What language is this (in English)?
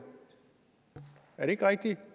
Danish